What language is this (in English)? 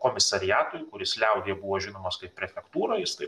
Lithuanian